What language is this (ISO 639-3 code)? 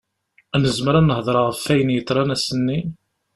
kab